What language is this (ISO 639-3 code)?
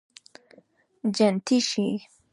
pus